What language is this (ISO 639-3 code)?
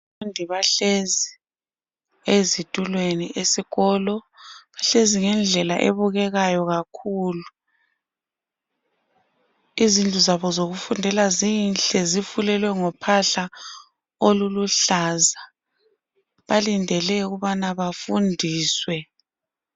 nde